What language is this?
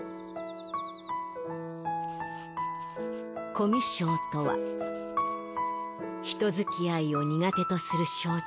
Japanese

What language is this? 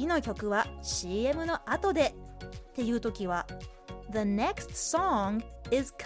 Japanese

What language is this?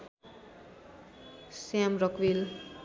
Nepali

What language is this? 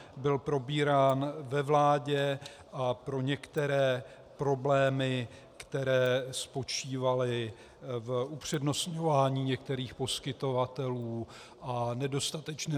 Czech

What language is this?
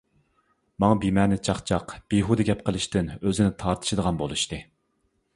Uyghur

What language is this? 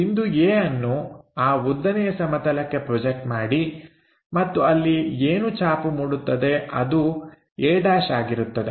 Kannada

